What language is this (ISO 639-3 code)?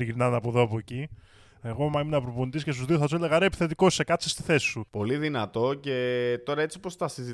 ell